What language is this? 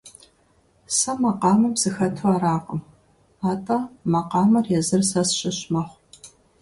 Kabardian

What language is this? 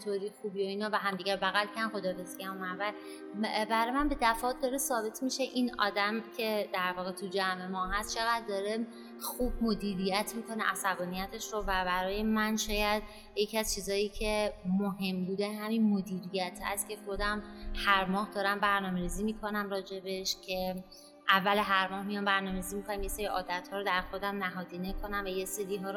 Persian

